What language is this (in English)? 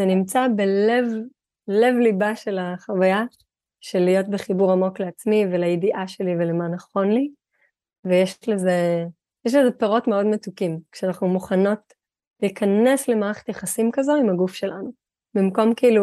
Hebrew